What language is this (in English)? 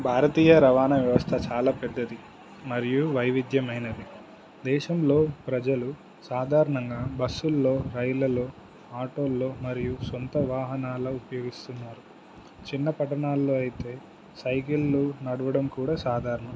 Telugu